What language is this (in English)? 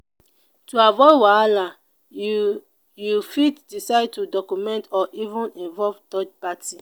Nigerian Pidgin